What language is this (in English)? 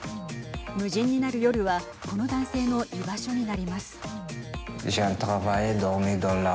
Japanese